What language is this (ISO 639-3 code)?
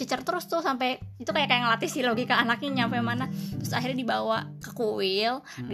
ind